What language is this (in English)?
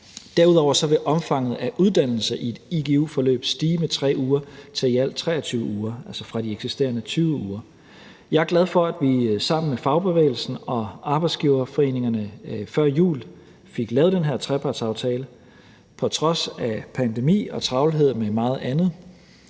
Danish